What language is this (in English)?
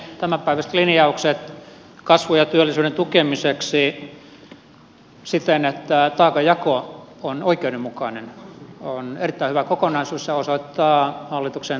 Finnish